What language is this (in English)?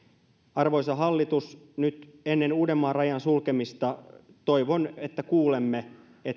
Finnish